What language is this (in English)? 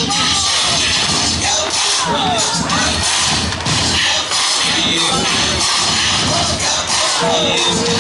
Korean